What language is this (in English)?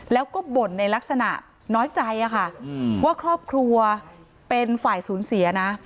Thai